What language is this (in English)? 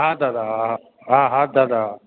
Sindhi